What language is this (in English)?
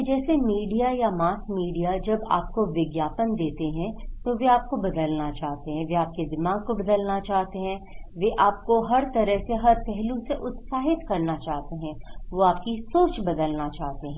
Hindi